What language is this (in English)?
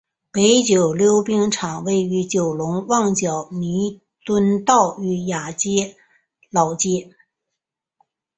Chinese